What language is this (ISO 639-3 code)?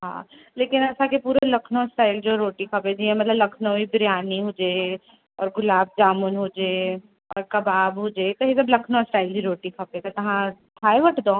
snd